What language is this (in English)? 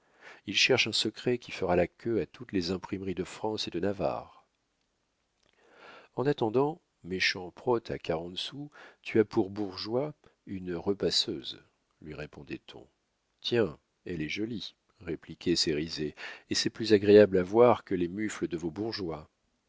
French